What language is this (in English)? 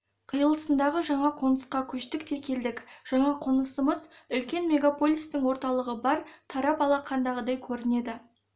Kazakh